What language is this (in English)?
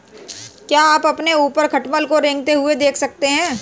Hindi